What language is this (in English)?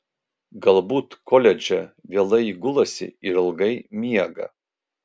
Lithuanian